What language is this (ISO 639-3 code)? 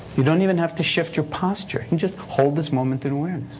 eng